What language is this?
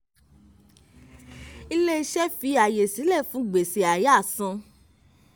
Yoruba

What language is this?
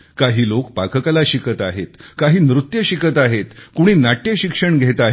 Marathi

